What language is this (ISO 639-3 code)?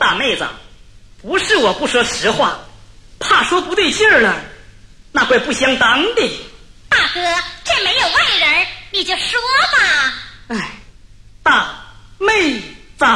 zho